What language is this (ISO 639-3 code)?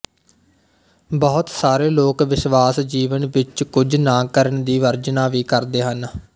pan